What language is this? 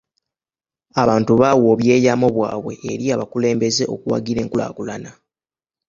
Ganda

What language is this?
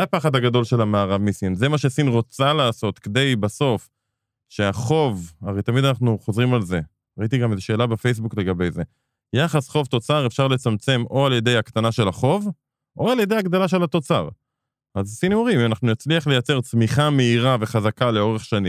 Hebrew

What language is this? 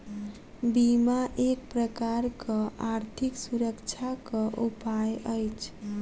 Maithili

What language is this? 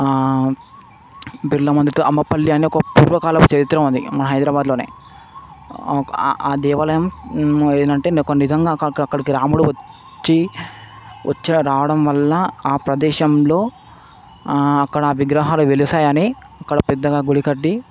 Telugu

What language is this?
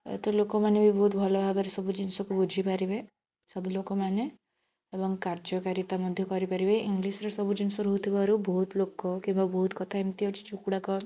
Odia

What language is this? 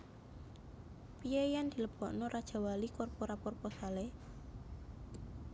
Javanese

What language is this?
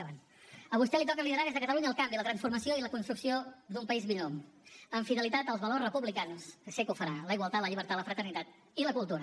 Catalan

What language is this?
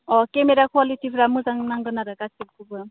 Bodo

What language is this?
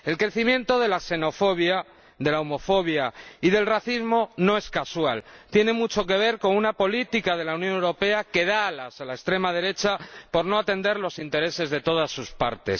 Spanish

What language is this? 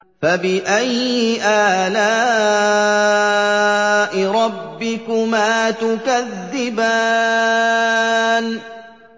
Arabic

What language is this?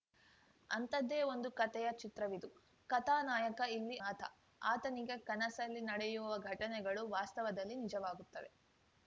Kannada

